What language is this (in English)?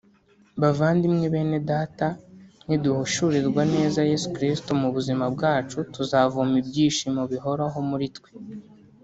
Kinyarwanda